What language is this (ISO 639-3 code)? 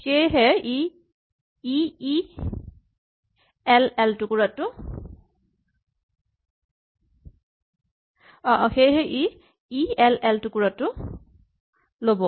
asm